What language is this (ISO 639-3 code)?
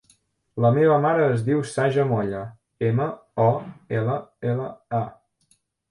cat